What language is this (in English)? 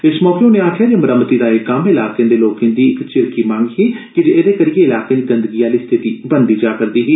Dogri